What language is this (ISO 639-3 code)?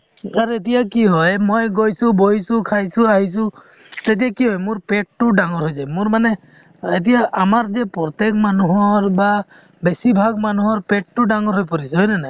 asm